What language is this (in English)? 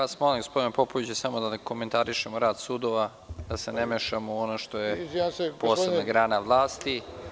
Serbian